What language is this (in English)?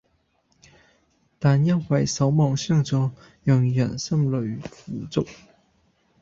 Cantonese